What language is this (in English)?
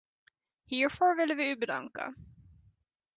Dutch